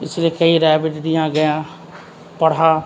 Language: Urdu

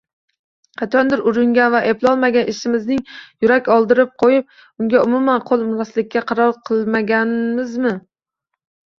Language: Uzbek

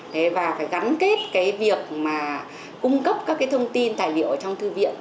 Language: Vietnamese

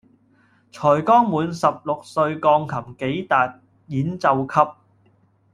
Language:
Cantonese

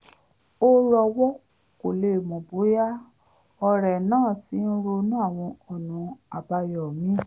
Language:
Yoruba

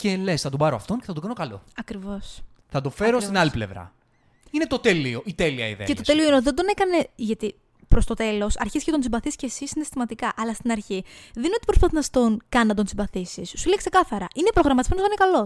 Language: Greek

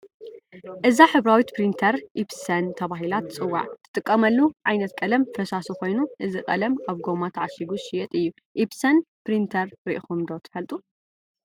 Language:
Tigrinya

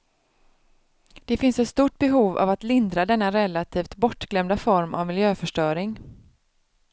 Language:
Swedish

